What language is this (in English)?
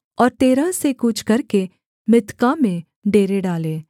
Hindi